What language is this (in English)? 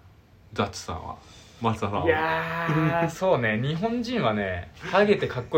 Japanese